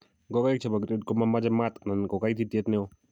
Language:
Kalenjin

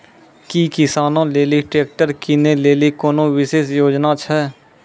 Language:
Maithili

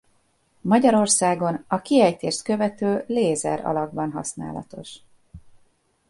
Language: Hungarian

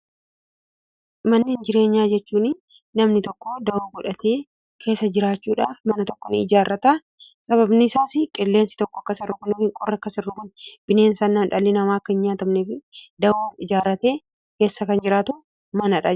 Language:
Oromo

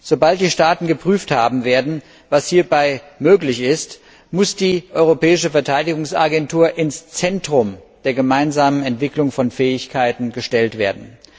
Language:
German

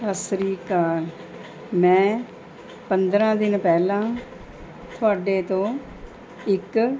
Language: Punjabi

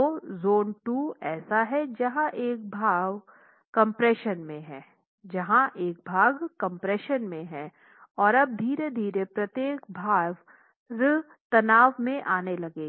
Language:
Hindi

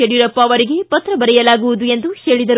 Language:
Kannada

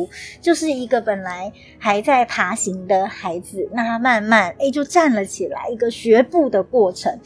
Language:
Chinese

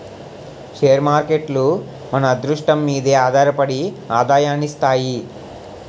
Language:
Telugu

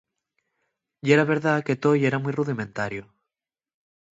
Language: Asturian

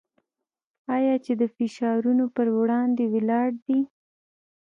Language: Pashto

